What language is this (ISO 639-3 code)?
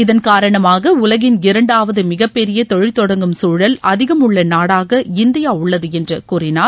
tam